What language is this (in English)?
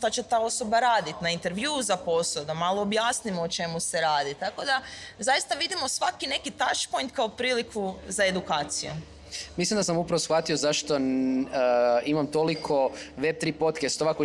Croatian